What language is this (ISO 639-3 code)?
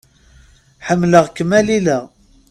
kab